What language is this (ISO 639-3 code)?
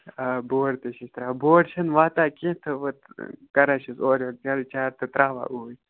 kas